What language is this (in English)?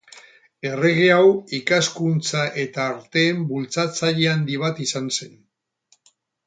Basque